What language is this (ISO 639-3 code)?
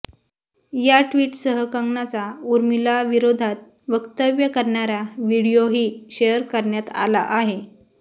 mar